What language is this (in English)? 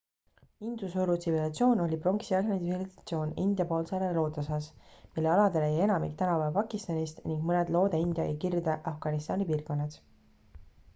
Estonian